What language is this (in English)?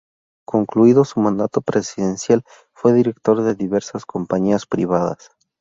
Spanish